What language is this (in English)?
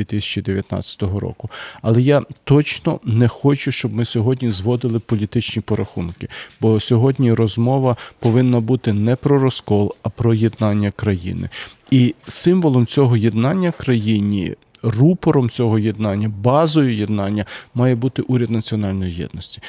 Ukrainian